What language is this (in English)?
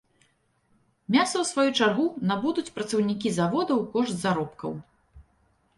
Belarusian